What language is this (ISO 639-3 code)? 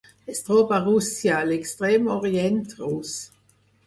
cat